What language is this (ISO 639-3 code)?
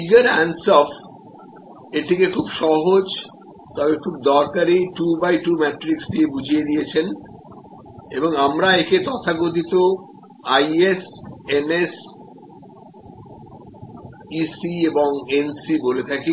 ben